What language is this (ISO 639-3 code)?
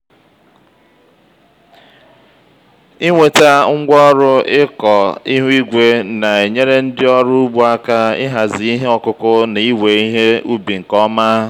ibo